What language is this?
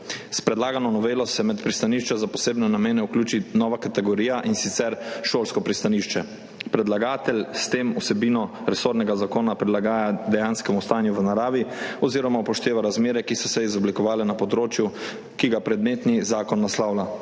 Slovenian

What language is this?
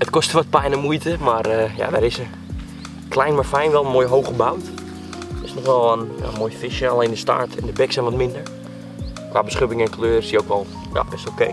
Dutch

